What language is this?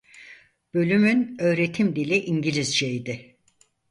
Turkish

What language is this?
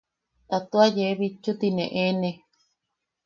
Yaqui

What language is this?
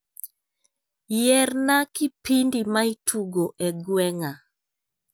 Luo (Kenya and Tanzania)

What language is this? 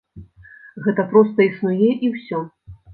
Belarusian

